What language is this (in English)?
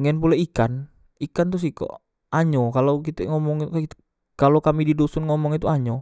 Musi